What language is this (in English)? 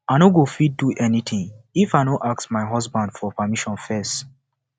Nigerian Pidgin